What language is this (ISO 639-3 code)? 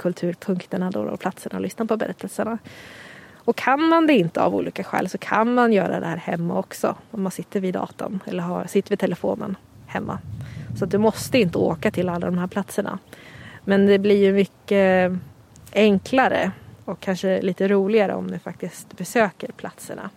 swe